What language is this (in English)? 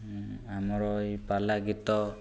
Odia